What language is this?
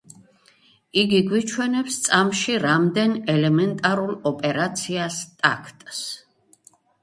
Georgian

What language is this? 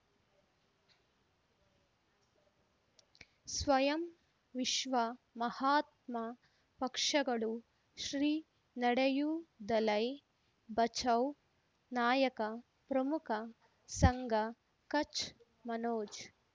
Kannada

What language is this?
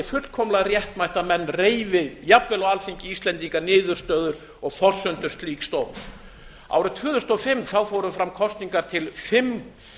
Icelandic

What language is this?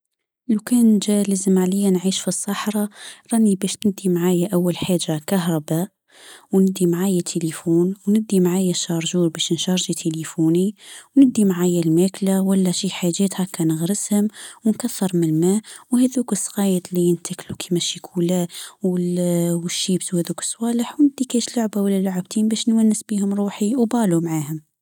Tunisian Arabic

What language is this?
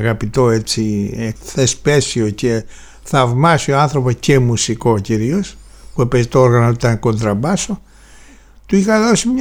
Greek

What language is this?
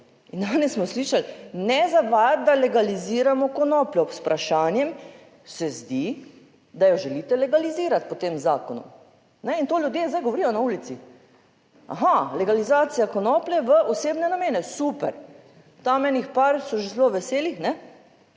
Slovenian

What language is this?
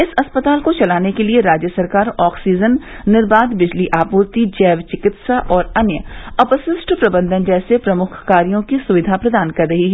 Hindi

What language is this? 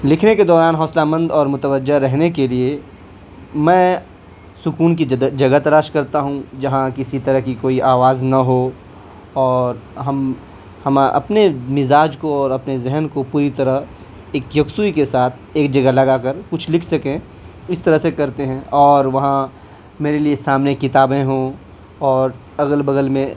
Urdu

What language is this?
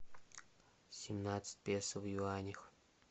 Russian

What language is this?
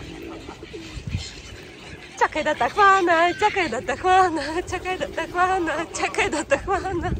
Bulgarian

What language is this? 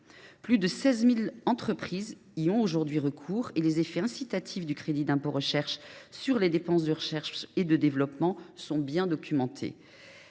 French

